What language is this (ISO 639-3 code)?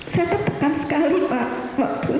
ind